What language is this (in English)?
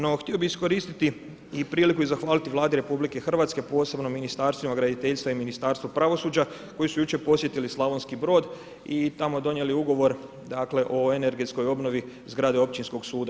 Croatian